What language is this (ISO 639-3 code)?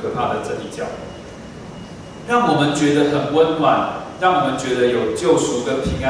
zho